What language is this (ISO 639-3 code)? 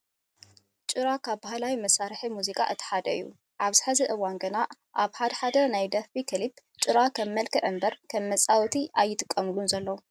tir